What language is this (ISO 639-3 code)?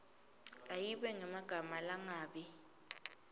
ssw